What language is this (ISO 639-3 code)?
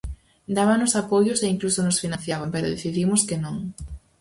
glg